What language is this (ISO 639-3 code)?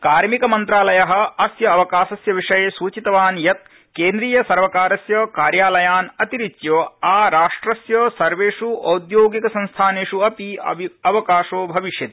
san